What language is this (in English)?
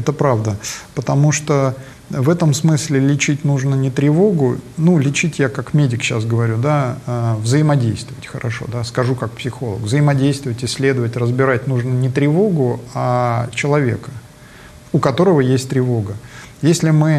Russian